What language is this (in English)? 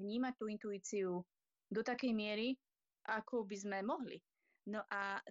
Slovak